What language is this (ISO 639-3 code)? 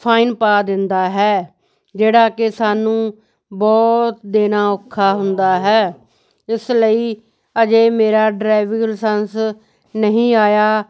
pan